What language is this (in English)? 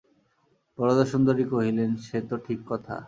Bangla